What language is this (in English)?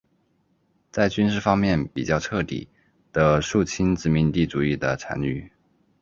Chinese